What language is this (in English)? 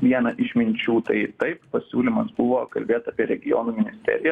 Lithuanian